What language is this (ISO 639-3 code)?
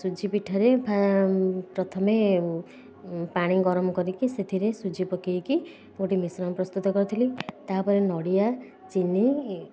ori